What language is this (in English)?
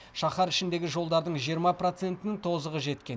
Kazakh